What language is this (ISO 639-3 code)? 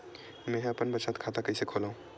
hne